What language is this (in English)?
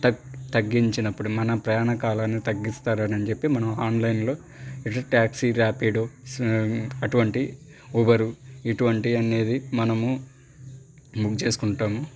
Telugu